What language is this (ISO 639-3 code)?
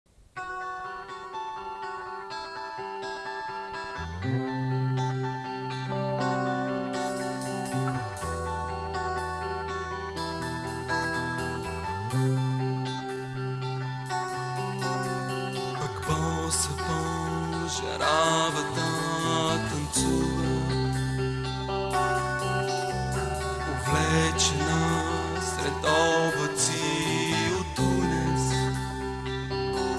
bul